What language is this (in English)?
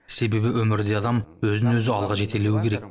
Kazakh